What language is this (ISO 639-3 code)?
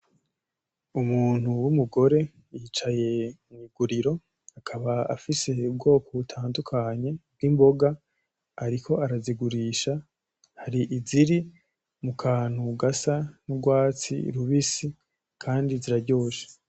run